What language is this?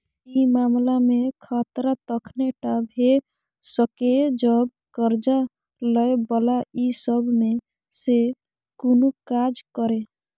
Maithili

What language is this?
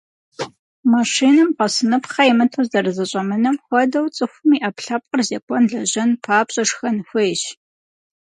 Kabardian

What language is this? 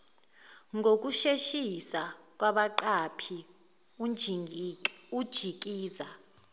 Zulu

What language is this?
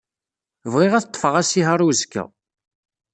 Kabyle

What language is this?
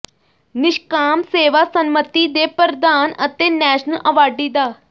Punjabi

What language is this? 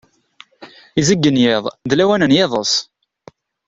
Kabyle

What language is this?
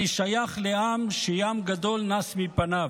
Hebrew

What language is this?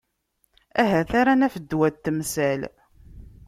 Kabyle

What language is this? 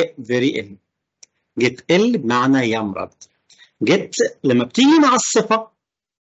Arabic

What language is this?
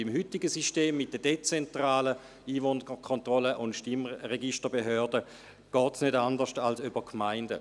Swiss German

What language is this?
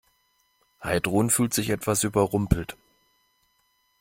German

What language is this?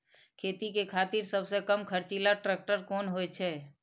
Maithili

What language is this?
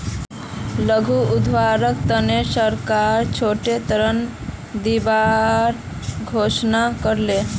Magahi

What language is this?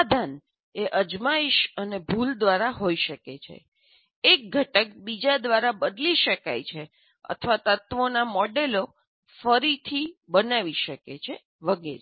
Gujarati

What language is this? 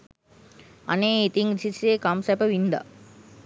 Sinhala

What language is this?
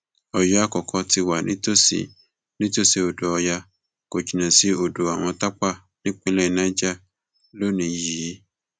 Yoruba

